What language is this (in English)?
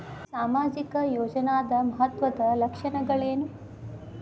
Kannada